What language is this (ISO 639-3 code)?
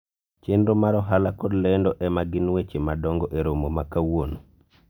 luo